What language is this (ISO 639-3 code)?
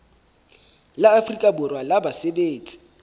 sot